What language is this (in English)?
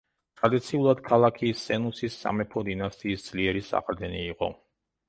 Georgian